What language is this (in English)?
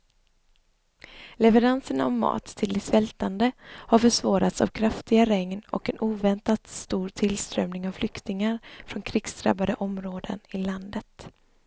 Swedish